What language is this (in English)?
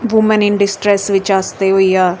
Dogri